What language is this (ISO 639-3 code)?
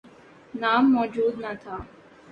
urd